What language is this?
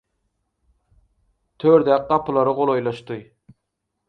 Turkmen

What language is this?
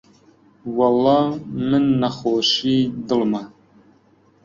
Central Kurdish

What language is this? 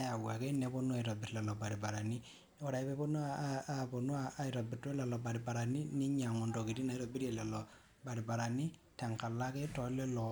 Masai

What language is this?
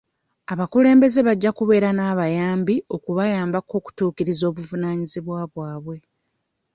Ganda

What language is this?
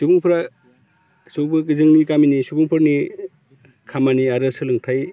Bodo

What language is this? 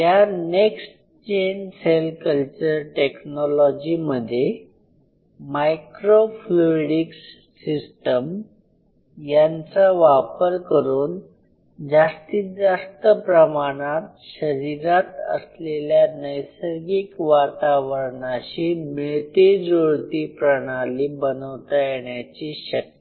Marathi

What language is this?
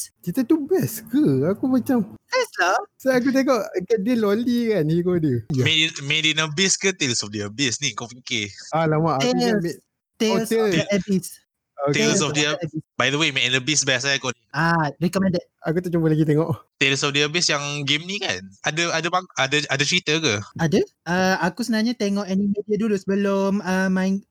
Malay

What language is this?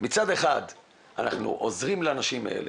Hebrew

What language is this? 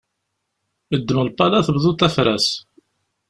Kabyle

